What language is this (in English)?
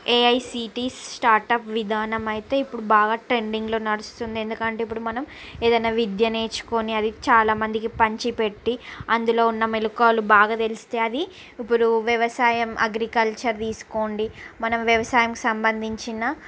Telugu